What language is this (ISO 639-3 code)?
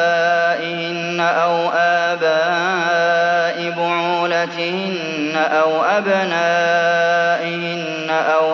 ara